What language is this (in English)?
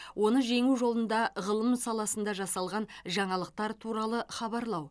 Kazakh